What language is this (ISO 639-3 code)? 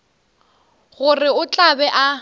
nso